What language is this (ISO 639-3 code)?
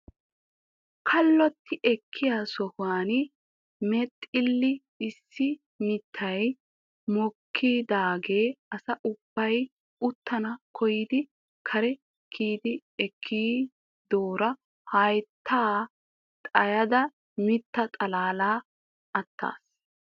wal